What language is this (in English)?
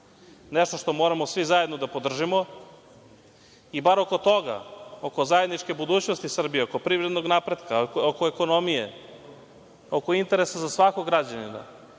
Serbian